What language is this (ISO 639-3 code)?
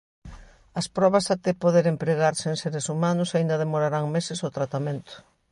glg